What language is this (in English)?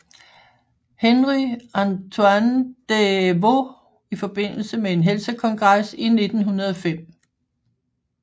Danish